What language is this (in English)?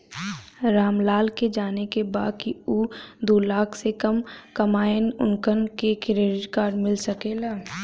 Bhojpuri